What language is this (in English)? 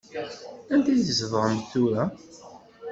Kabyle